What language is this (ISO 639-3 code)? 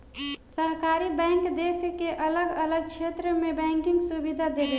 bho